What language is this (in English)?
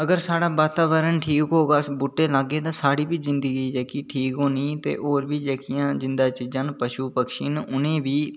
Dogri